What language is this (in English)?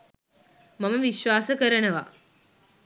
Sinhala